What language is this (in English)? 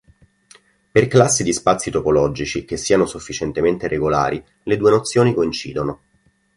Italian